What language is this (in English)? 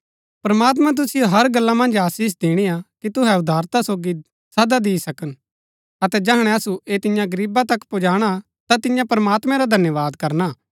Gaddi